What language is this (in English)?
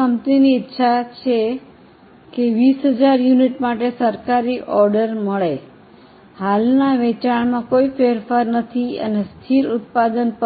Gujarati